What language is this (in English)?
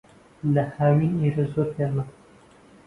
Central Kurdish